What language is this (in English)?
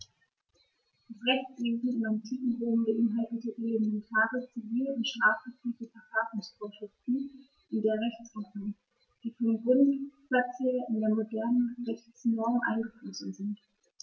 German